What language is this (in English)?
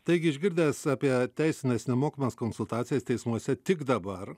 Lithuanian